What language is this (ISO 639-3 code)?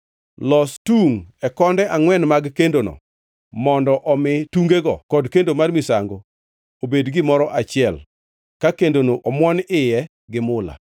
luo